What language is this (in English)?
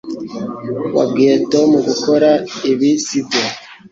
Kinyarwanda